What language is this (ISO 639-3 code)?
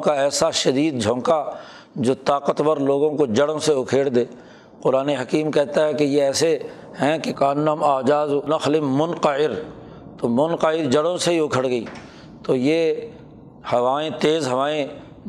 urd